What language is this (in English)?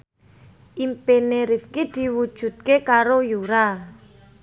Javanese